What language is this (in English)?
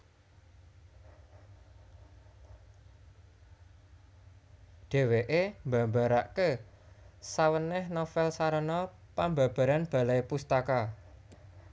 Javanese